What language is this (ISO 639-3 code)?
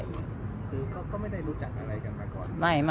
tha